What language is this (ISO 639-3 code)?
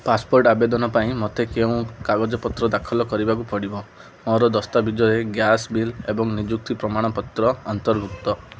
ori